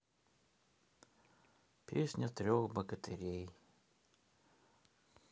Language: Russian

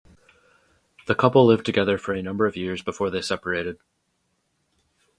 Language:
English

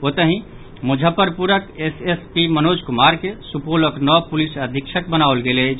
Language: Maithili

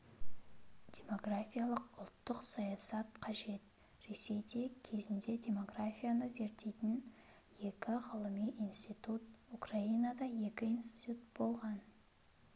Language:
Kazakh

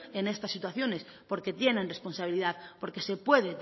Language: Spanish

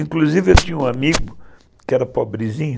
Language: Portuguese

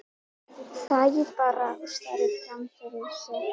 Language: Icelandic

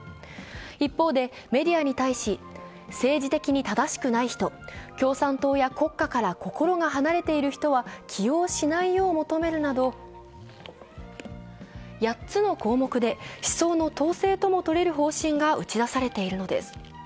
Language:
Japanese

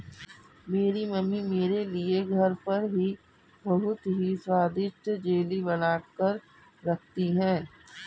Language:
Hindi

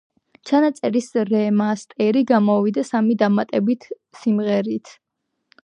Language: Georgian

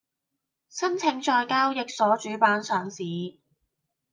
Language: Cantonese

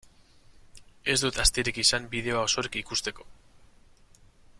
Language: Basque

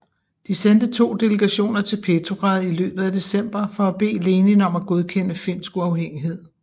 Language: Danish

